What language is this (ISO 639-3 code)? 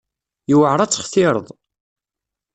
kab